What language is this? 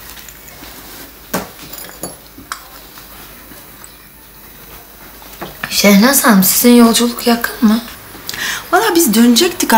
Turkish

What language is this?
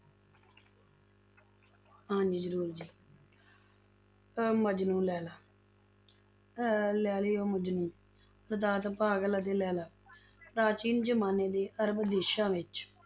Punjabi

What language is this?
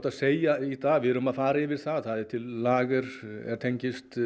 Icelandic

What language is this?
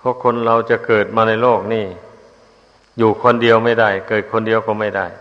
Thai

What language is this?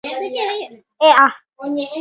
Guarani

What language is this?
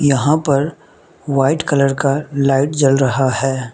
Hindi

